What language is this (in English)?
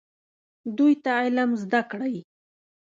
Pashto